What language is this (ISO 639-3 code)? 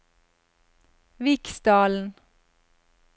nor